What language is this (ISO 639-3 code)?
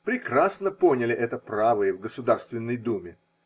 rus